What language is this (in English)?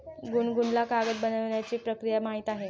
Marathi